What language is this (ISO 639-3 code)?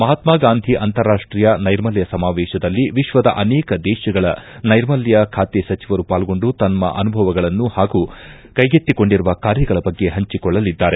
kan